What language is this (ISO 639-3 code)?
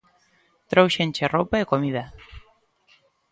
glg